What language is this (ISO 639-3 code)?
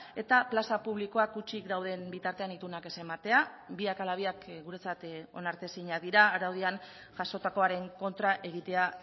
eus